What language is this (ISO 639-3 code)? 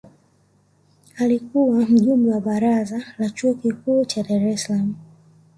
swa